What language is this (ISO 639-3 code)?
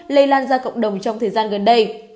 vie